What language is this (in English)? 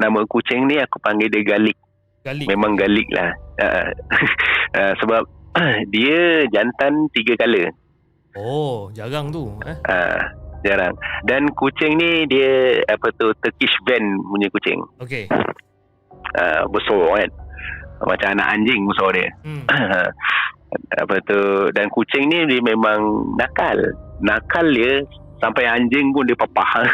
Malay